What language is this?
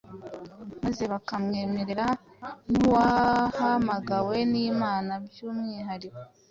Kinyarwanda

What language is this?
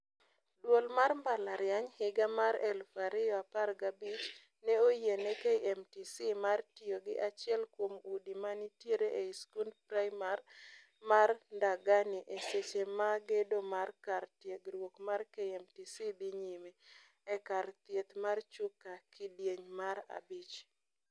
Luo (Kenya and Tanzania)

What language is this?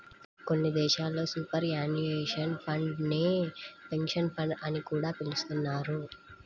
Telugu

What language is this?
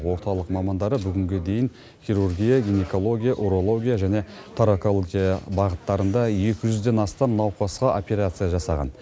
Kazakh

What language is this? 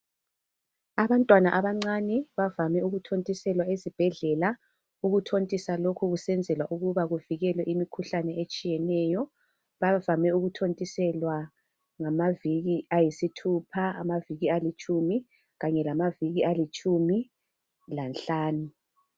North Ndebele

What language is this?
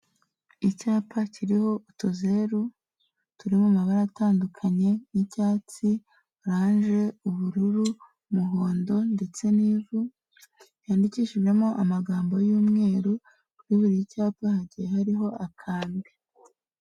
Kinyarwanda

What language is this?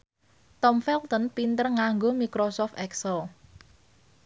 Javanese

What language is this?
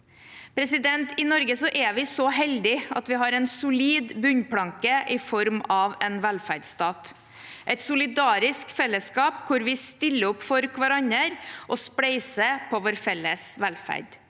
Norwegian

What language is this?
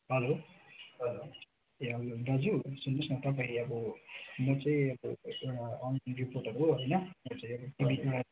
Nepali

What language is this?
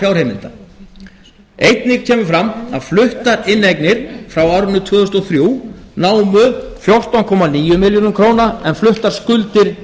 Icelandic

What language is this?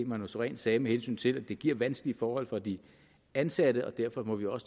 Danish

